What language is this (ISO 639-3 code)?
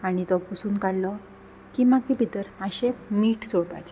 kok